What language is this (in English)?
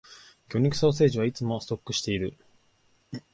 Japanese